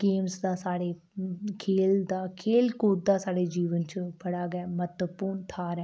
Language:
Dogri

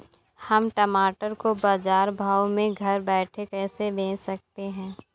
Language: Hindi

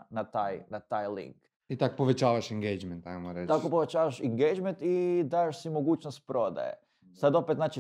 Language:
Croatian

